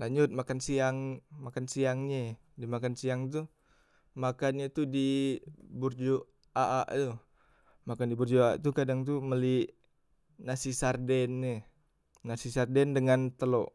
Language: Musi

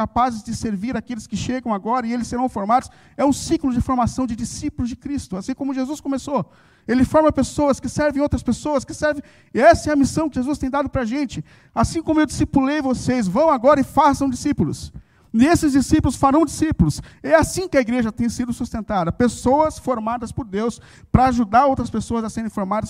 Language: Portuguese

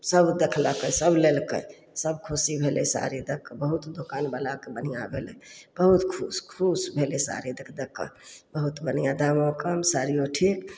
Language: Maithili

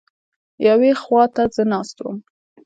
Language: Pashto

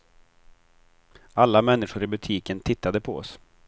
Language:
Swedish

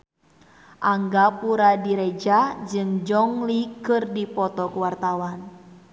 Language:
Sundanese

